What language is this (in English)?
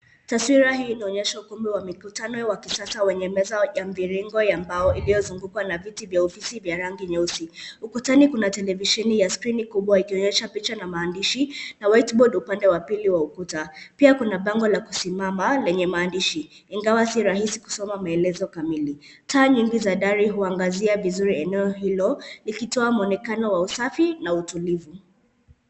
Swahili